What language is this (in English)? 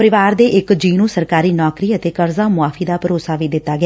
Punjabi